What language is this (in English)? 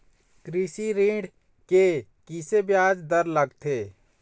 Chhattisgarhi